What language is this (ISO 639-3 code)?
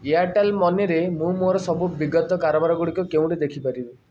ori